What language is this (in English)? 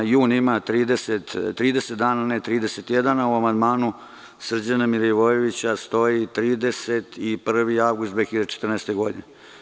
Serbian